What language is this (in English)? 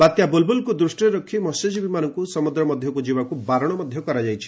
Odia